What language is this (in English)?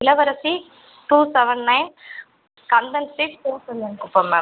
Tamil